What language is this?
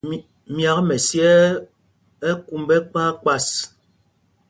Mpumpong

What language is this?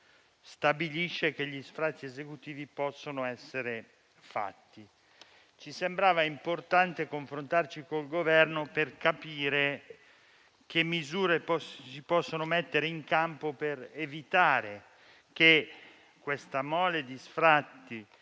Italian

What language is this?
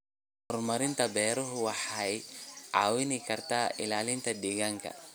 Somali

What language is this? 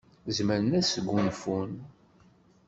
Kabyle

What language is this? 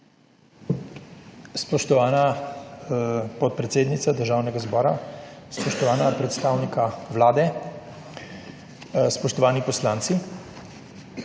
Slovenian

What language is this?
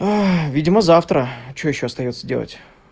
Russian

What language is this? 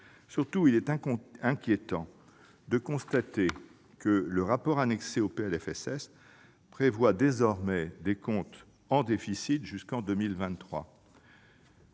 French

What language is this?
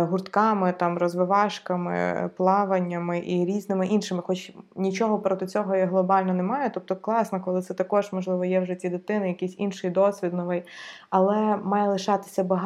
Ukrainian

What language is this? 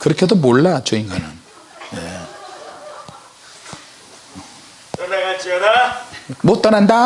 Korean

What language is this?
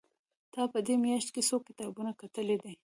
Pashto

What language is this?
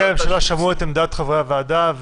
Hebrew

